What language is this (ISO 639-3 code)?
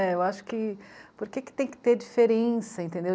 por